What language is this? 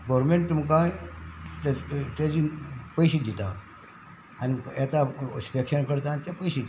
Konkani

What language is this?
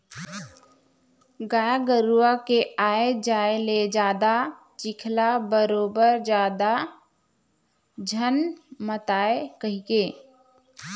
Chhattisgarhi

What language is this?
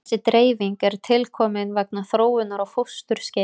Icelandic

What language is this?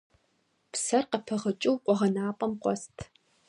Kabardian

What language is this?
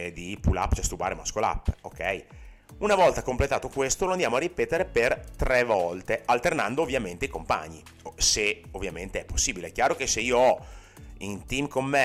Italian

